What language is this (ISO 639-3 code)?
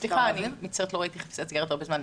heb